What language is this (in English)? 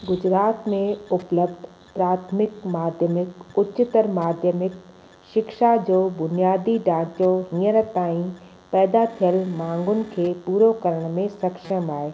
Sindhi